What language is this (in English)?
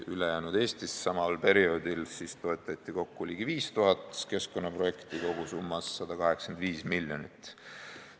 Estonian